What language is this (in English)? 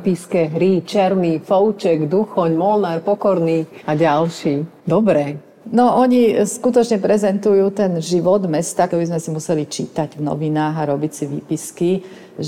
Slovak